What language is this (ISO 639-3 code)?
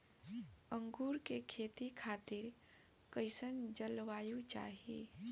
bho